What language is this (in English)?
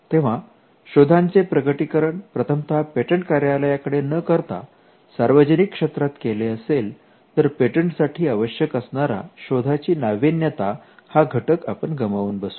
Marathi